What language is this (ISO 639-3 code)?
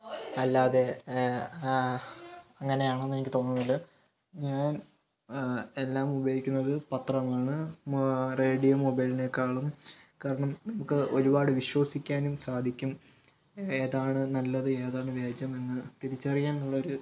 mal